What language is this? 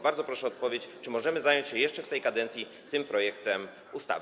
Polish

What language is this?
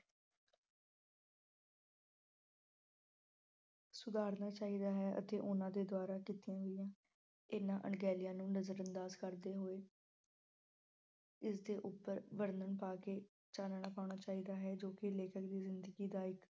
Punjabi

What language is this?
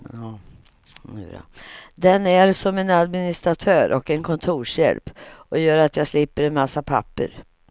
Swedish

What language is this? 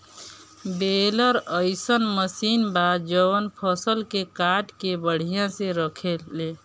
Bhojpuri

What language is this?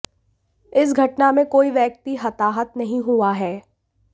Hindi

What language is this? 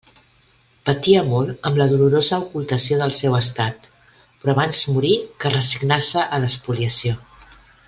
Catalan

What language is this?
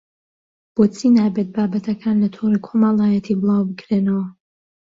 Central Kurdish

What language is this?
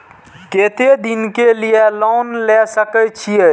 Maithili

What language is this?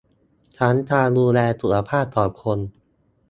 Thai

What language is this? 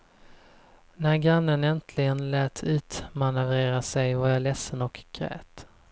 Swedish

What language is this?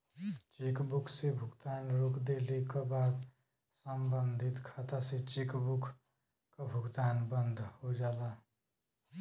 Bhojpuri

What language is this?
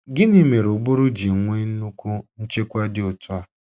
Igbo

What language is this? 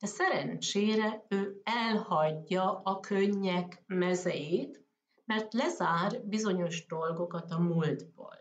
Hungarian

